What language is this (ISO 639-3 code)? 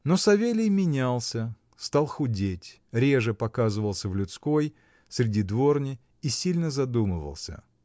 rus